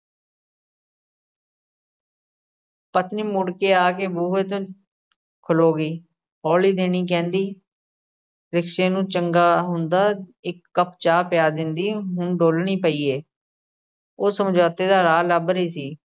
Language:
Punjabi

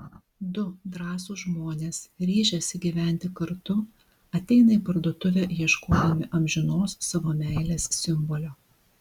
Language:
Lithuanian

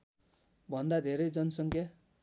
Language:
Nepali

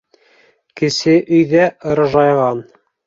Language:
Bashkir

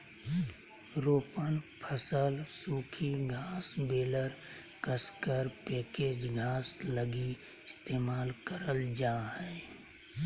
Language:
Magahi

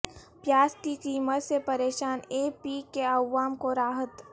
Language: Urdu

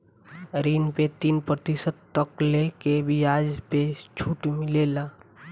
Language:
Bhojpuri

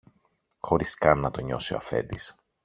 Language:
Greek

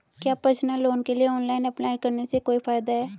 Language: Hindi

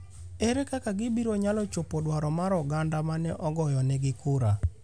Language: Luo (Kenya and Tanzania)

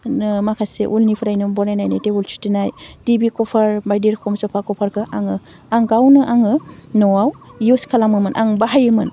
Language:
Bodo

